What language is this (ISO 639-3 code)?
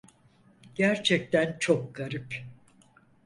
tur